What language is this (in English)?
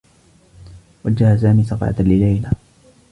Arabic